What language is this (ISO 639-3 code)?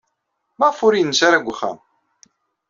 kab